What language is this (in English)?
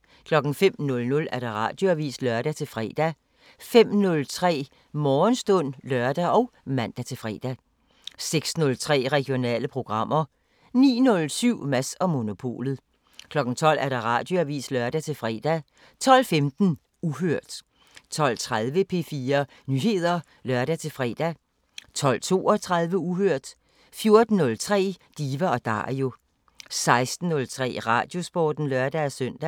Danish